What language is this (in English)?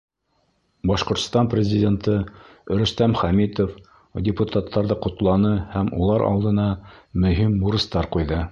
Bashkir